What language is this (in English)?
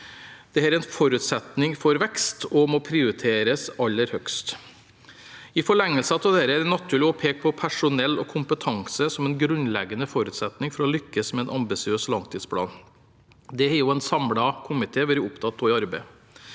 Norwegian